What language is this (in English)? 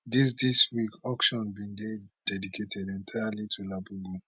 Nigerian Pidgin